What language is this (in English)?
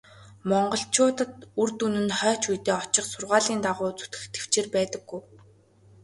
Mongolian